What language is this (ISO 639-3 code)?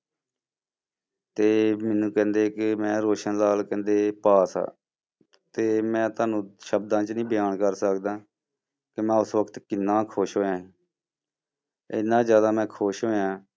pan